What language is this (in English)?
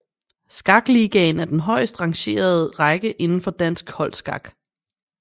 Danish